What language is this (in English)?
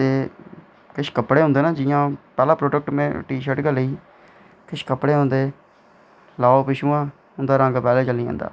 Dogri